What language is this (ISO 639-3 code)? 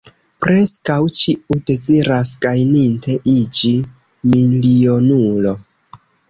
epo